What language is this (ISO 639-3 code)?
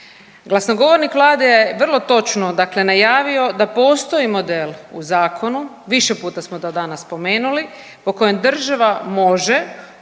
hrv